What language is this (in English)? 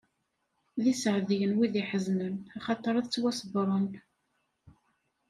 Kabyle